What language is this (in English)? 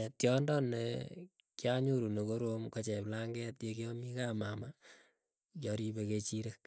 Keiyo